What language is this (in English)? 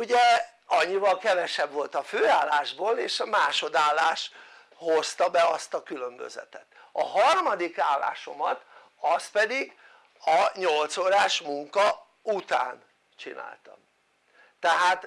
Hungarian